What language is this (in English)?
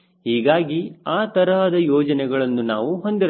Kannada